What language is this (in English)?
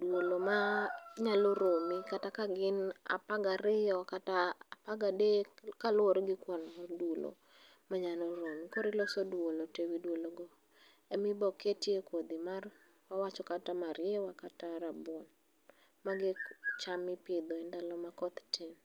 Luo (Kenya and Tanzania)